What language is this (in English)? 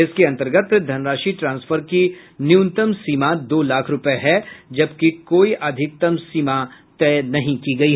Hindi